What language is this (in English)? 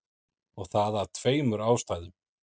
Icelandic